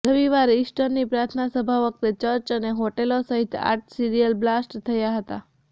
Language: Gujarati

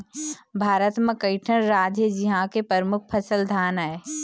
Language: Chhattisgarhi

